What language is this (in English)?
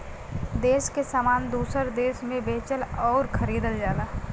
Bhojpuri